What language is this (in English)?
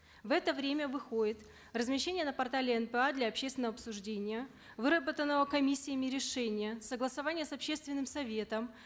Kazakh